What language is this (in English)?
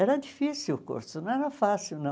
Portuguese